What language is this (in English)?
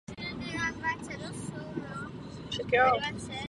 Czech